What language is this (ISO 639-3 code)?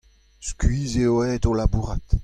bre